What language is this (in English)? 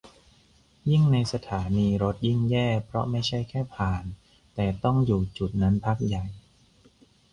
Thai